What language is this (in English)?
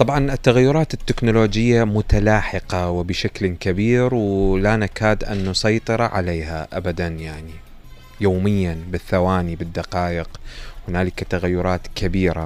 Arabic